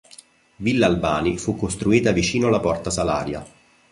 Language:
Italian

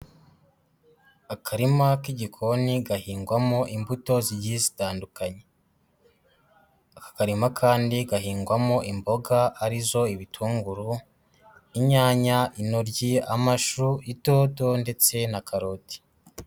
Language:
Kinyarwanda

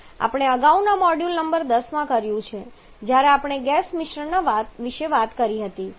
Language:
Gujarati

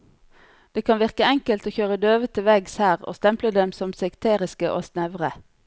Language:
Norwegian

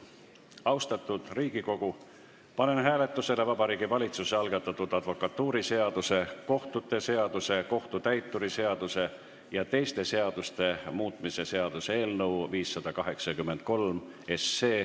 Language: Estonian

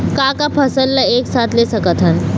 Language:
Chhattisgarhi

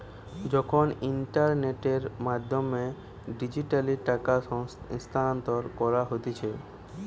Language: Bangla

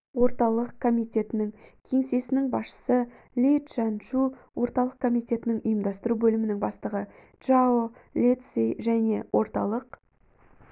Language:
Kazakh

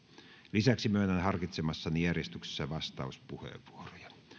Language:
Finnish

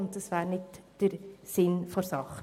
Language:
Swiss German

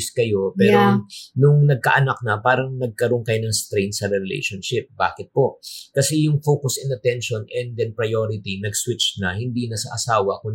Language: Filipino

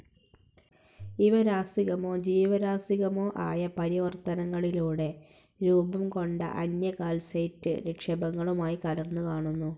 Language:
Malayalam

